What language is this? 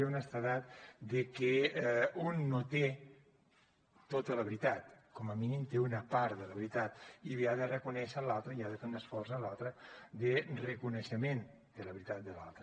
Catalan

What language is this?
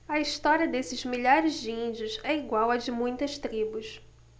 Portuguese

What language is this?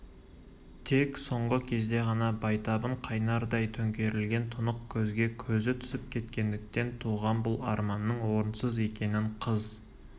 Kazakh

